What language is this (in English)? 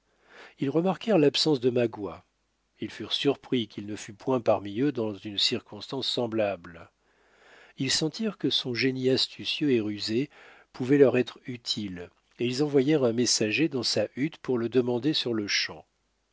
French